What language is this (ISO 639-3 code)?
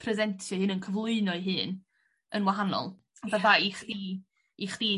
cym